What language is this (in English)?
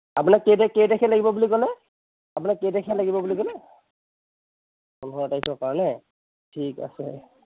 Assamese